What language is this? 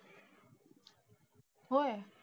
Marathi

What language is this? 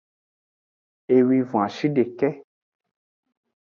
Aja (Benin)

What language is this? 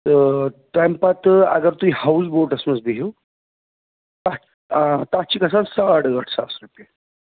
Kashmiri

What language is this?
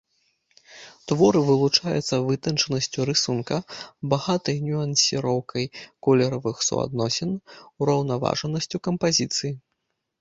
Belarusian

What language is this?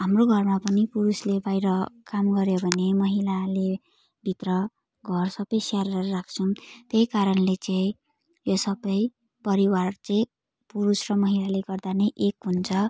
Nepali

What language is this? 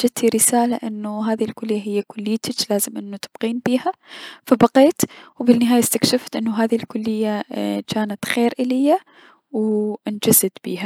Mesopotamian Arabic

